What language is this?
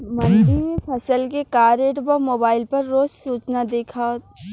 Bhojpuri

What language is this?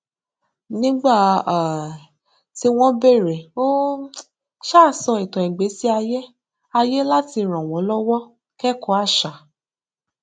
Yoruba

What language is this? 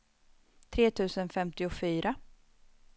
Swedish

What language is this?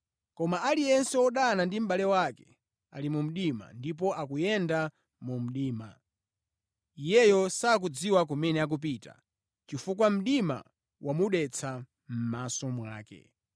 Nyanja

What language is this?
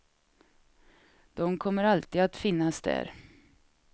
Swedish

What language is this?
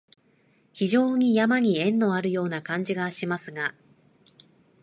Japanese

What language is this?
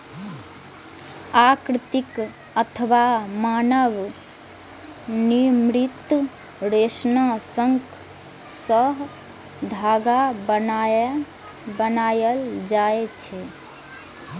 Maithili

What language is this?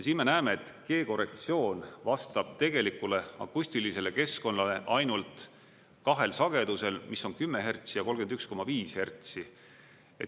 Estonian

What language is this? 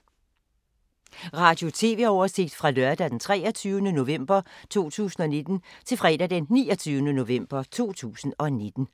Danish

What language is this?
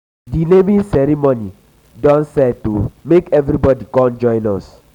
Nigerian Pidgin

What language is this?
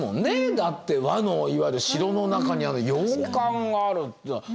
Japanese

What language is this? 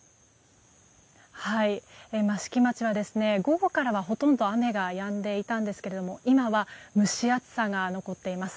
Japanese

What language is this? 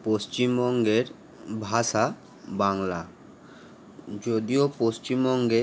Bangla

